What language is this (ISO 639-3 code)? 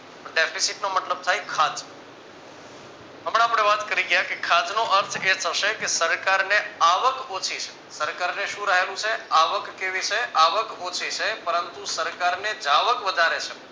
guj